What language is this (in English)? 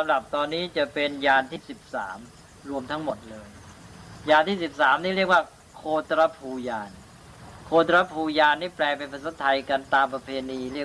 Thai